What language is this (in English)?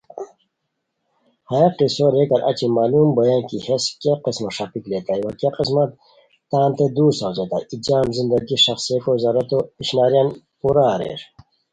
Khowar